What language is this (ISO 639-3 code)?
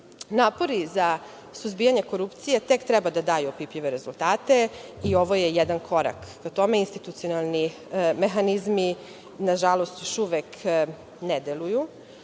srp